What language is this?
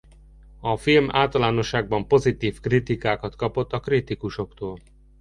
Hungarian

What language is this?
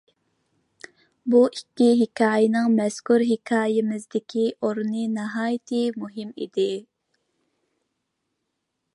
Uyghur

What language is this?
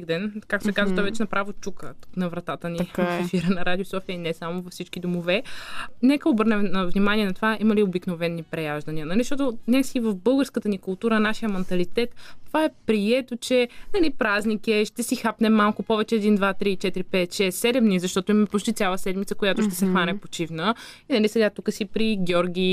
Bulgarian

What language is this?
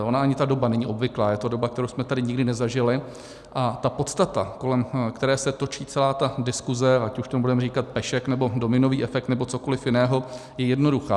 Czech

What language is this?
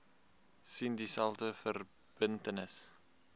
Afrikaans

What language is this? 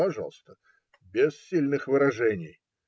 Russian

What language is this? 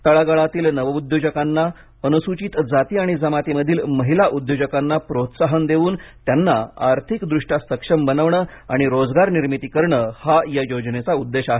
Marathi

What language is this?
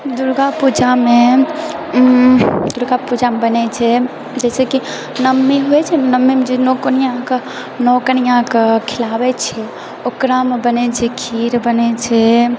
Maithili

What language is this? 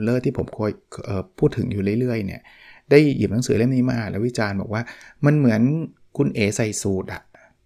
Thai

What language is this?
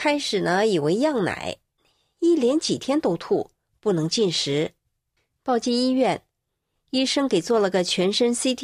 Chinese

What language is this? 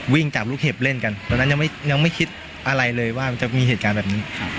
Thai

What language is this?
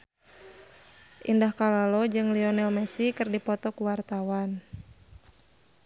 Sundanese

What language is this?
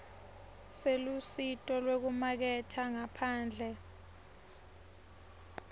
Swati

